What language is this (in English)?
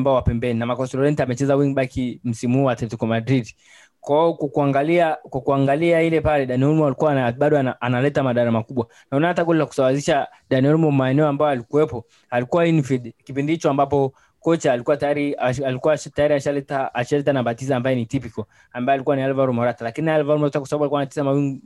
Swahili